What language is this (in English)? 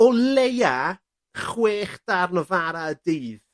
Welsh